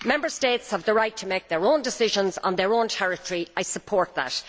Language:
English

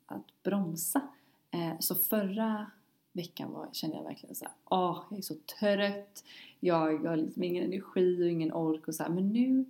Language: Swedish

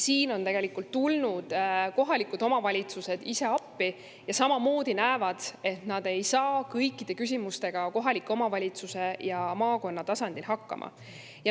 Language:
Estonian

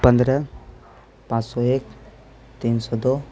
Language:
Urdu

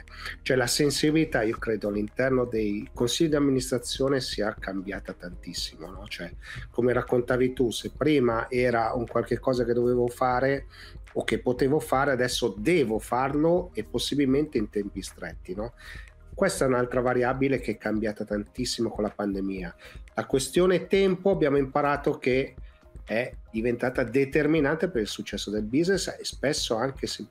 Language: Italian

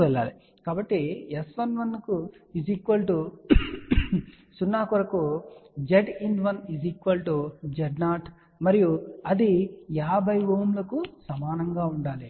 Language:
Telugu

